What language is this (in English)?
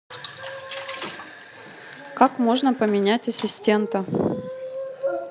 Russian